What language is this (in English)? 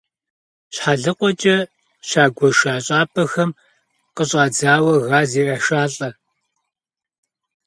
Kabardian